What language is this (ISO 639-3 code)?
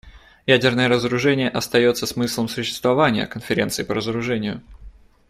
rus